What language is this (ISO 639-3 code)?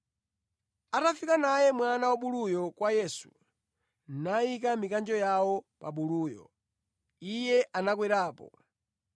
nya